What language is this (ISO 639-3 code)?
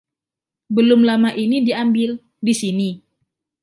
ind